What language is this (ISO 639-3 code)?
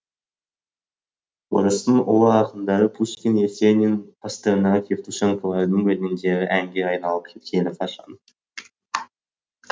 kaz